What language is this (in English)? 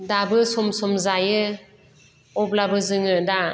Bodo